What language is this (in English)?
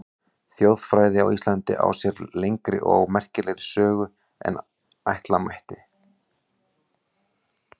Icelandic